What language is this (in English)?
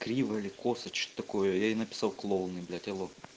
Russian